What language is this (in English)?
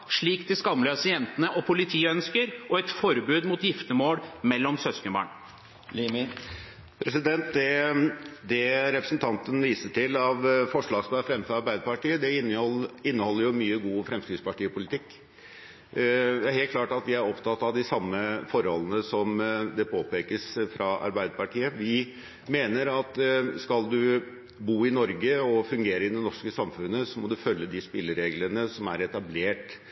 Norwegian Bokmål